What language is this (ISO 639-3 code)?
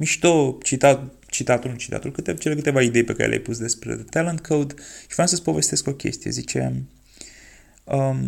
ron